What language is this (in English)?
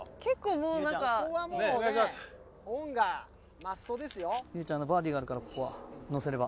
Japanese